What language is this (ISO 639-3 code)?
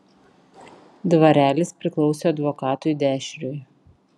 lit